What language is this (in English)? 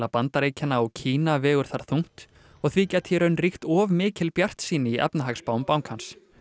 Icelandic